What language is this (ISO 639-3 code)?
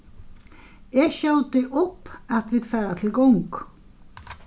fao